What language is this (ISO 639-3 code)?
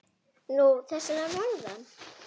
isl